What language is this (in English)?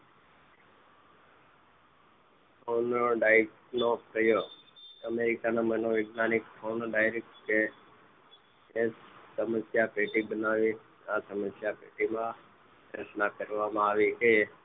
Gujarati